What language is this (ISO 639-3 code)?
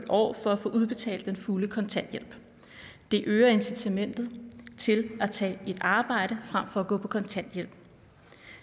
dan